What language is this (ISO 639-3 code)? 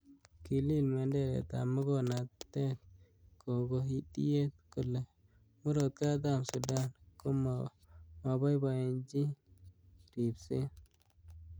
kln